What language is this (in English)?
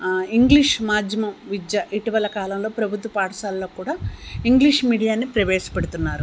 Telugu